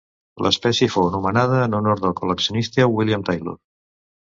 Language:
Catalan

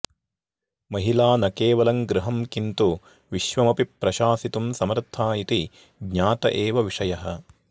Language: Sanskrit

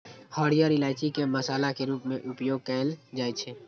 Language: Maithili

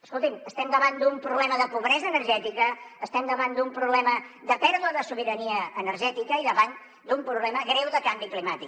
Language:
Catalan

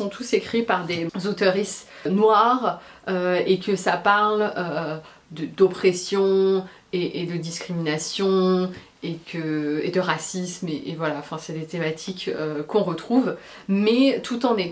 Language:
French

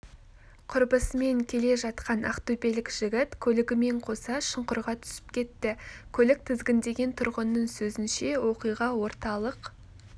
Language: Kazakh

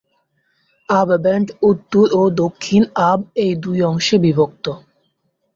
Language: Bangla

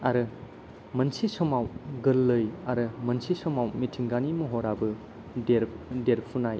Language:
Bodo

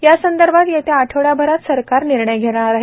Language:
Marathi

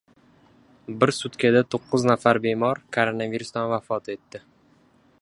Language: Uzbek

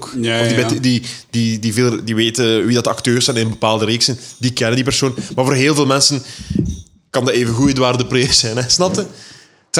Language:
Dutch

